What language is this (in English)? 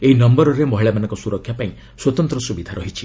Odia